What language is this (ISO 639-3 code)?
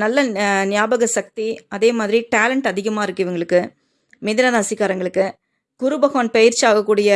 tam